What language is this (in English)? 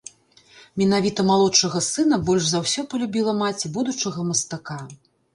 Belarusian